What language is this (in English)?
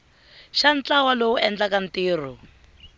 Tsonga